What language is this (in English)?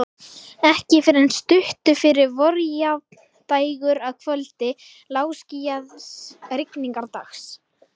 Icelandic